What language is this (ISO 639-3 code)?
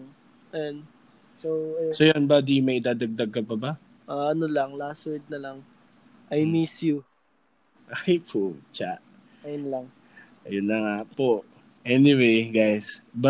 fil